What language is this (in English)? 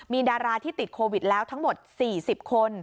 Thai